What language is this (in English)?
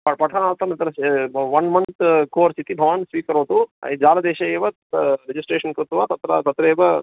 Sanskrit